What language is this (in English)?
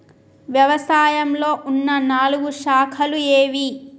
Telugu